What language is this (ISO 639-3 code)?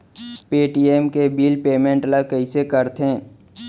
hne